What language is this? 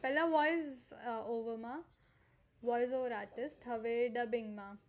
Gujarati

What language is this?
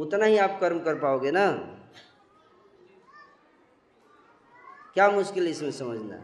Hindi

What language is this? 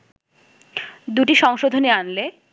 Bangla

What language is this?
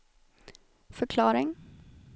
Swedish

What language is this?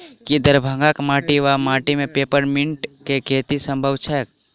Maithili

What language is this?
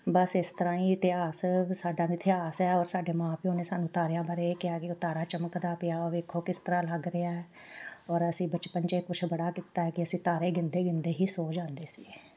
Punjabi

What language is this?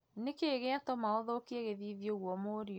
Kikuyu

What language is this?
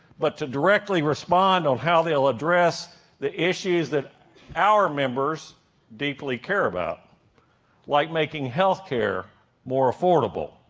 English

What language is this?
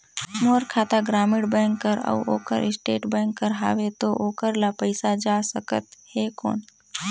Chhattisgarhi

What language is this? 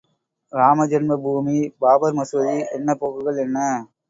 Tamil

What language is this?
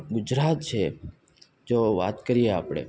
Gujarati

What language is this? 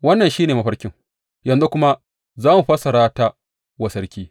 Hausa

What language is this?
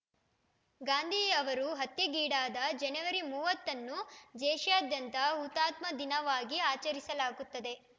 Kannada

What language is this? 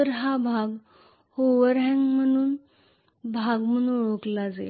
Marathi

